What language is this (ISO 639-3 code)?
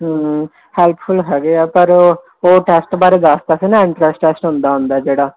pan